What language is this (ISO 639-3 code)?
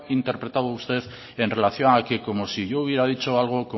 spa